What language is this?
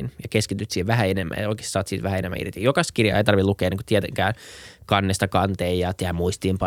Finnish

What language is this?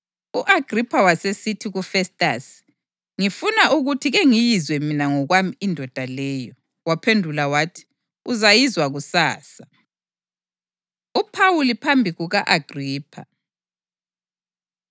North Ndebele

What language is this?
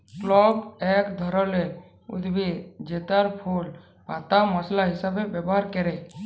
Bangla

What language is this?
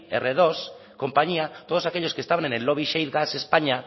Spanish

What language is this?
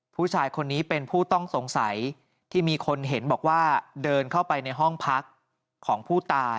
Thai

